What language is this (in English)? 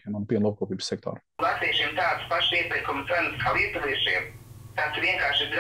Latvian